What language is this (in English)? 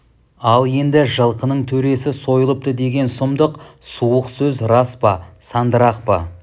Kazakh